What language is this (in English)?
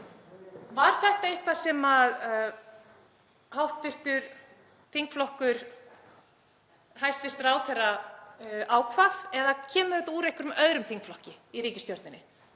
Icelandic